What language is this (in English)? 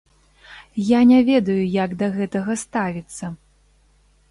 Belarusian